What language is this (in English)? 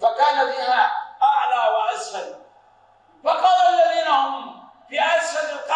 Arabic